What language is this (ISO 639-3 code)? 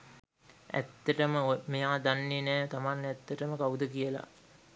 sin